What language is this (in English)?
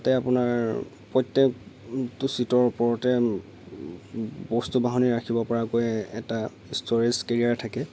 Assamese